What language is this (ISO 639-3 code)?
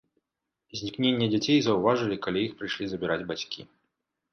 bel